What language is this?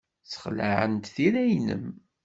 Kabyle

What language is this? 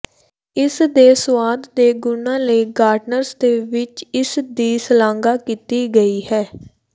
Punjabi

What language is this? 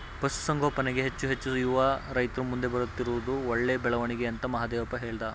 Kannada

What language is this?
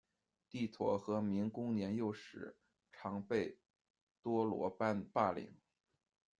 Chinese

